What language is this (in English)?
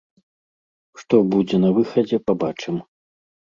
Belarusian